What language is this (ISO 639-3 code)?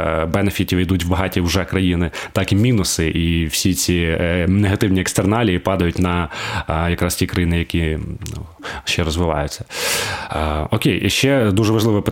ukr